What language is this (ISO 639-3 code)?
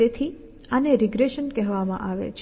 guj